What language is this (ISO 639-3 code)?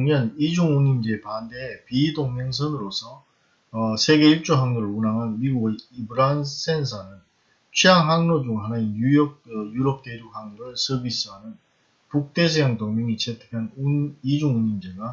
kor